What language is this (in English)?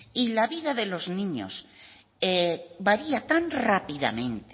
Spanish